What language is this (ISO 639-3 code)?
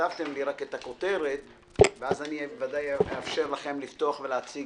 heb